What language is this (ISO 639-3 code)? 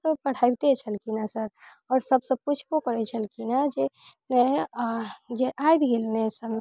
mai